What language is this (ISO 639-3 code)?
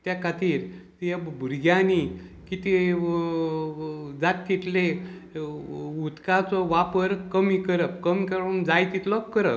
kok